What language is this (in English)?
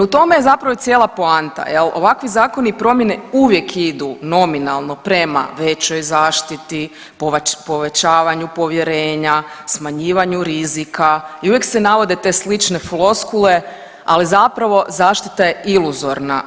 Croatian